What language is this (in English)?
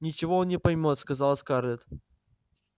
Russian